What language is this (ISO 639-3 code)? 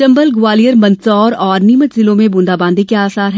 hin